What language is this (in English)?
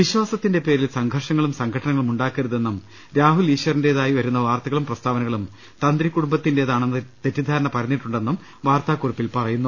Malayalam